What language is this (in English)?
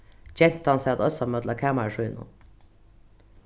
Faroese